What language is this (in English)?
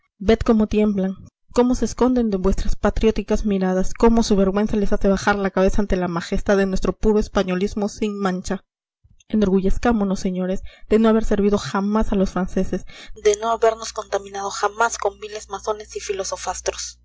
Spanish